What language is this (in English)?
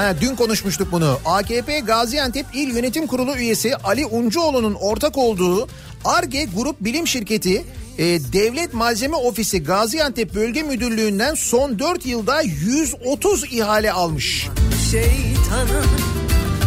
Turkish